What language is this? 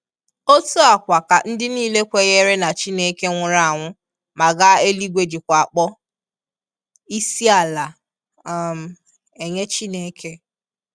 Igbo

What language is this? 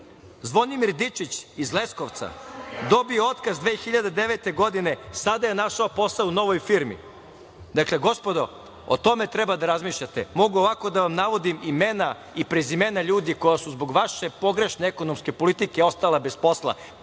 Serbian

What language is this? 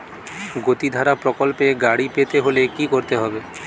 Bangla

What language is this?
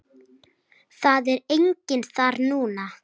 Icelandic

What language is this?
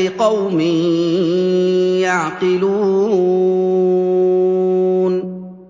Arabic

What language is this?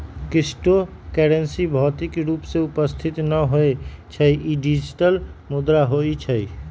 Magahi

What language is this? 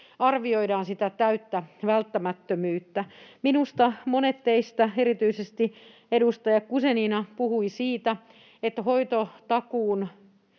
Finnish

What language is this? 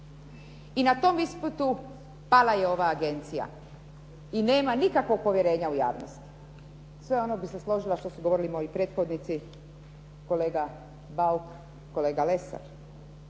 Croatian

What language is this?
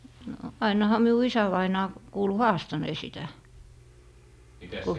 Finnish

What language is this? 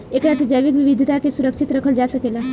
Bhojpuri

